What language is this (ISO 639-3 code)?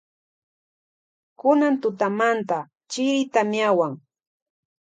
qvj